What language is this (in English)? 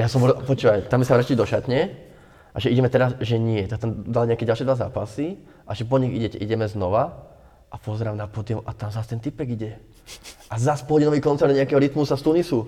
Slovak